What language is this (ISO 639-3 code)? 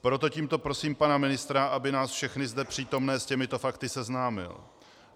ces